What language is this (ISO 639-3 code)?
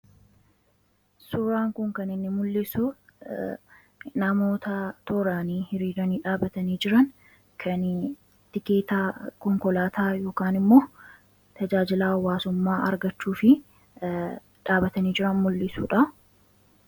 orm